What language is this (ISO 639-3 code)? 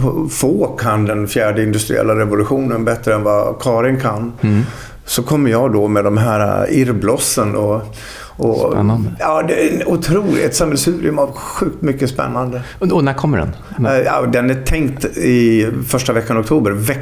swe